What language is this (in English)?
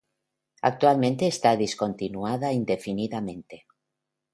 Spanish